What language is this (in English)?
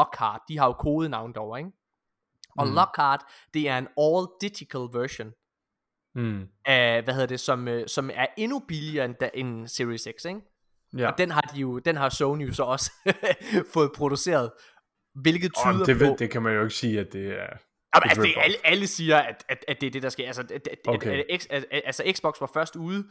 Danish